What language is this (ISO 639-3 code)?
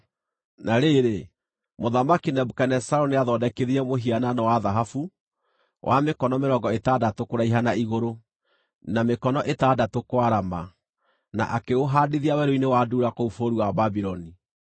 kik